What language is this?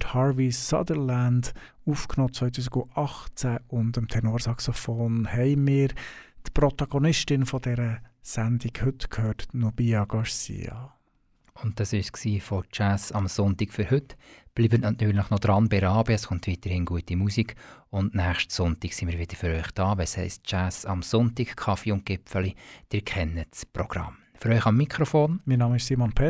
German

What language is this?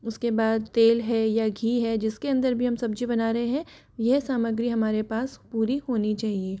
Hindi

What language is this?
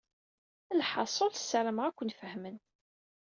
Kabyle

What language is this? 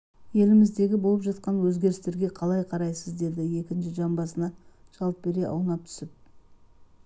Kazakh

